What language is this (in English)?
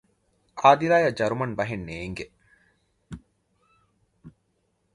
Divehi